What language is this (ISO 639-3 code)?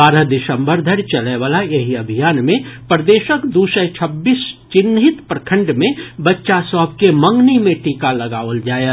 mai